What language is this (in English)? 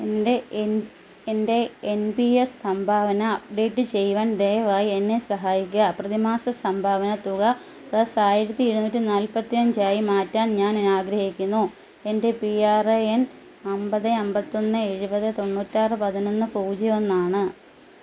Malayalam